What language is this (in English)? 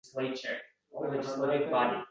Uzbek